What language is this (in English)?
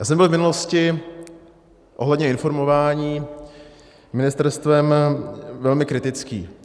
Czech